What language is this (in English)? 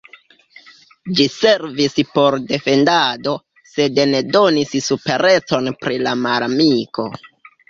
Esperanto